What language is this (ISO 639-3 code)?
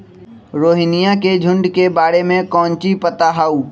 mag